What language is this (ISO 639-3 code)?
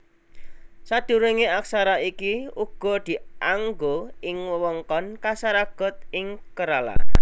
jav